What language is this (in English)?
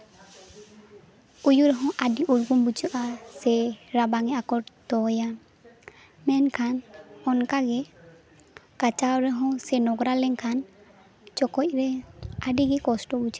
Santali